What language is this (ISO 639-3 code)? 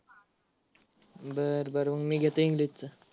mar